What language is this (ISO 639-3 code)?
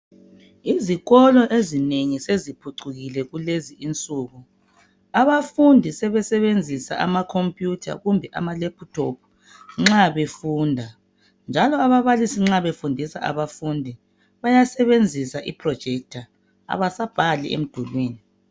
nde